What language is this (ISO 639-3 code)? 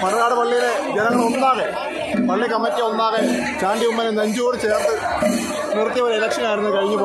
ara